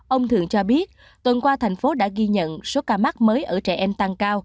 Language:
Vietnamese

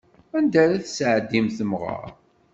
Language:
Kabyle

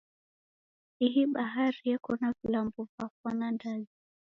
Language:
Taita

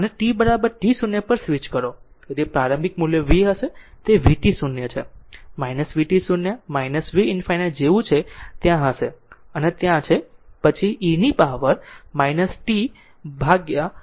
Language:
Gujarati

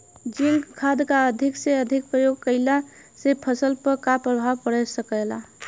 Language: Bhojpuri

